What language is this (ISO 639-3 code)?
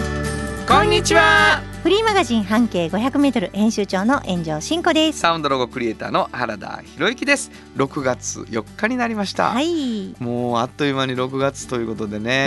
jpn